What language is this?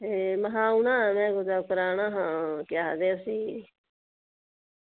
Dogri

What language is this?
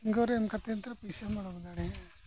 Santali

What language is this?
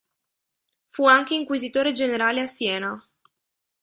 Italian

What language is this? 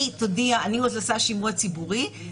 Hebrew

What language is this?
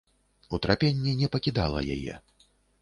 Belarusian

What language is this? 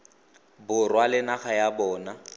Tswana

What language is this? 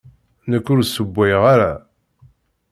Kabyle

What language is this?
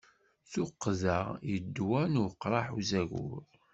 Kabyle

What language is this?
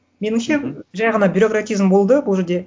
Kazakh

